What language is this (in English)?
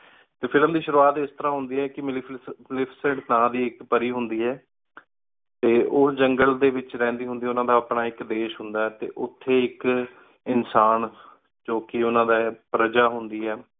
Punjabi